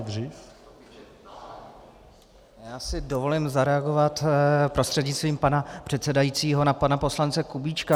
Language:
Czech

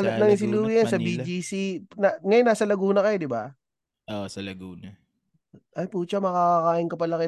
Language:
Filipino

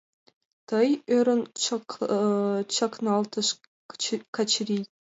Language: Mari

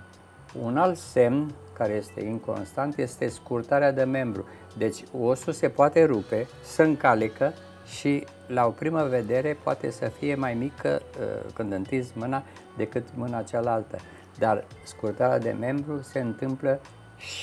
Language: Romanian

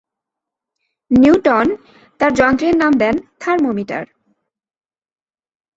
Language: Bangla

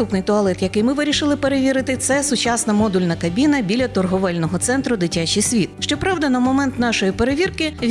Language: Ukrainian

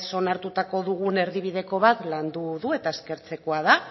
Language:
Basque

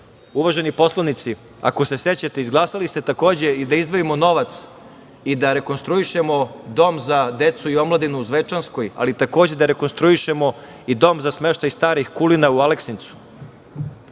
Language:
Serbian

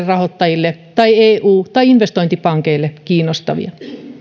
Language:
Finnish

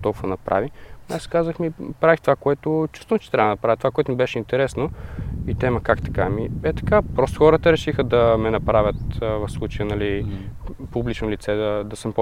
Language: Bulgarian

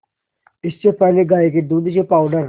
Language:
Hindi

